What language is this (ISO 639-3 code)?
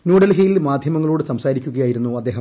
mal